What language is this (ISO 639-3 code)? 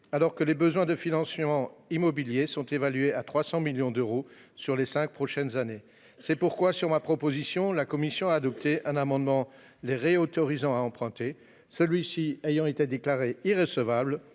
fra